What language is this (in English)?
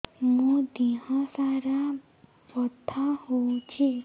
Odia